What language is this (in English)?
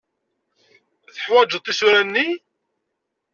Kabyle